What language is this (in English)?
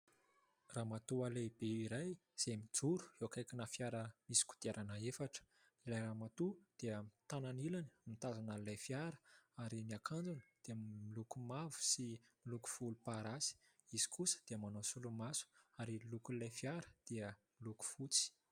Malagasy